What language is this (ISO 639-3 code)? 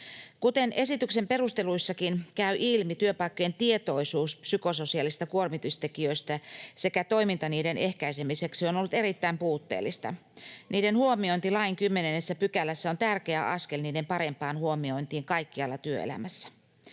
fin